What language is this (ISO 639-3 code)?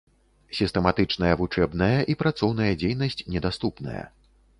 bel